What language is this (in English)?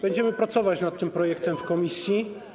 Polish